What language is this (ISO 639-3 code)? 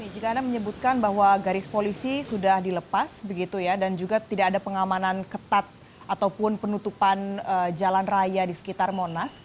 ind